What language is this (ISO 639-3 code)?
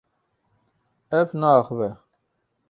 kur